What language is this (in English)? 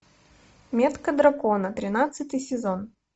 Russian